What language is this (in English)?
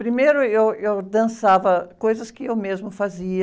Portuguese